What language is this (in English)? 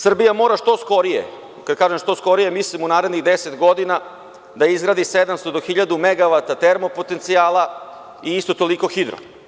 Serbian